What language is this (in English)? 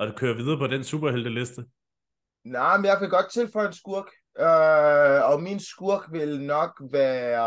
Danish